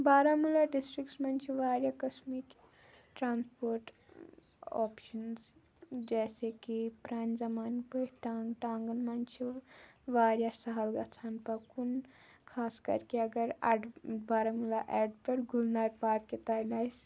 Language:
Kashmiri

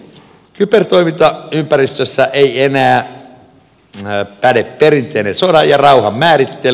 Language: Finnish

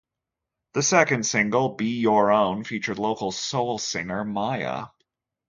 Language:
English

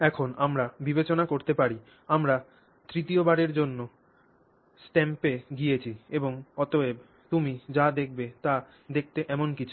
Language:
Bangla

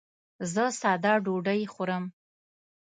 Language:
Pashto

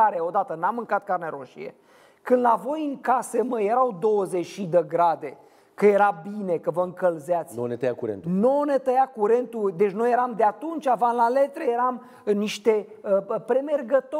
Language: Romanian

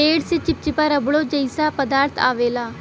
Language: Bhojpuri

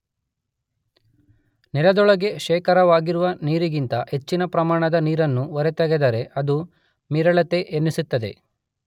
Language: Kannada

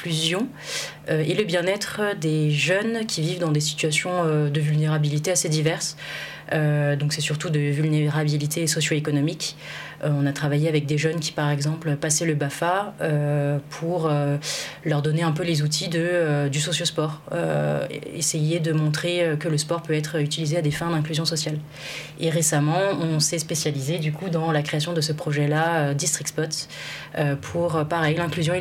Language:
French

